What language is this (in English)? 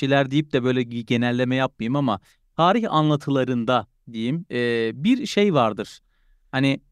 Turkish